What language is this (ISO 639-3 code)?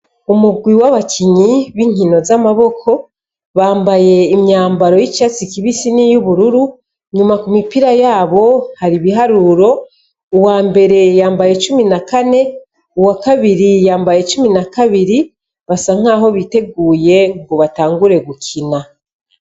run